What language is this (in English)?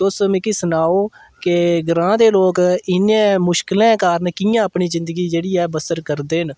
Dogri